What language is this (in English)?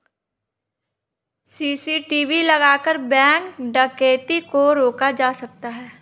Hindi